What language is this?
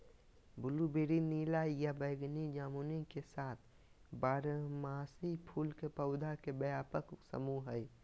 Magahi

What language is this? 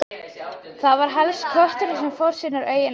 Icelandic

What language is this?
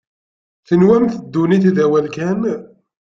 Kabyle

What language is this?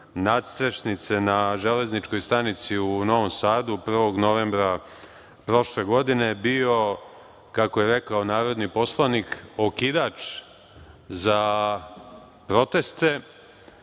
Serbian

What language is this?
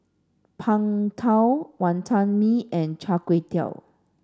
English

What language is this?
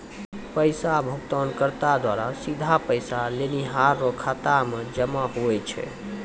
Maithili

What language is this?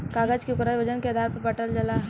Bhojpuri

